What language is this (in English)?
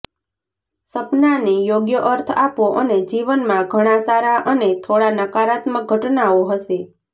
Gujarati